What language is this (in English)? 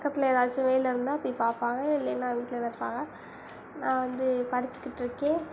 Tamil